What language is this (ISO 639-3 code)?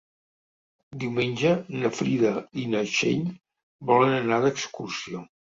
cat